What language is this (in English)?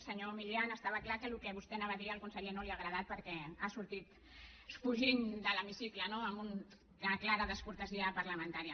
Catalan